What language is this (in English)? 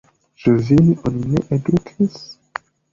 Esperanto